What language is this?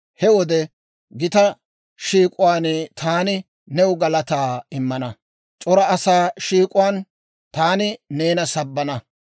Dawro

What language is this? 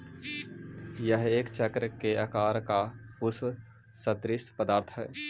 Magahi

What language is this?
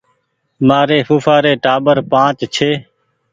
Goaria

